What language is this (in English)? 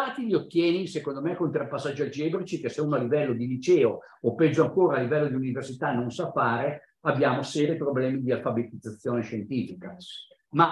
Italian